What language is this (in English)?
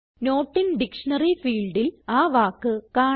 Malayalam